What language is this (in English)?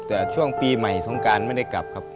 Thai